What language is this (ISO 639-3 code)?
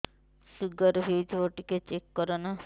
ori